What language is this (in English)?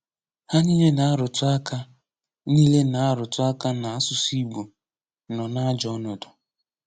Igbo